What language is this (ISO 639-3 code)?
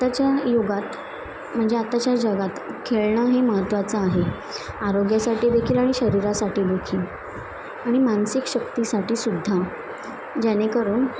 mar